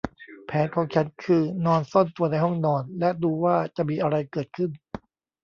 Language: Thai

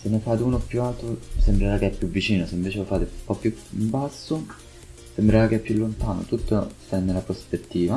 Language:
Italian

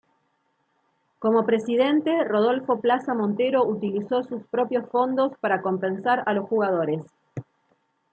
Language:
Spanish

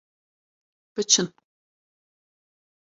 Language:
Kurdish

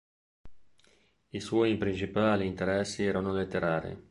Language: Italian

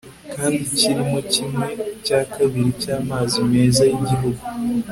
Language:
Kinyarwanda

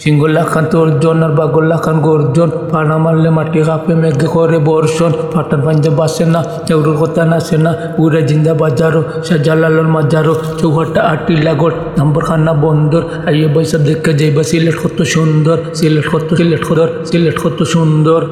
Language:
Bangla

